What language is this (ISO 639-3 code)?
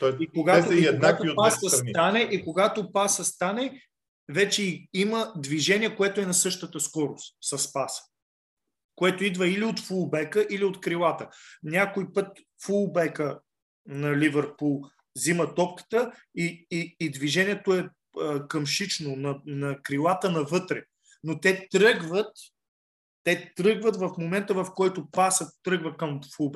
bul